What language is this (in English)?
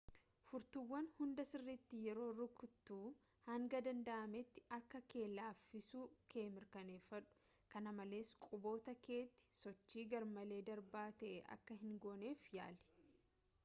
Oromo